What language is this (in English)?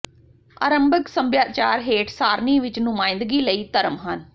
Punjabi